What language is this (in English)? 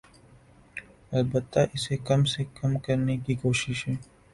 Urdu